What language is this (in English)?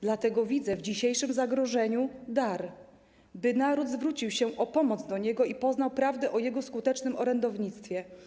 Polish